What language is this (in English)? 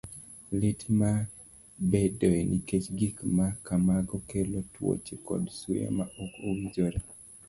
Luo (Kenya and Tanzania)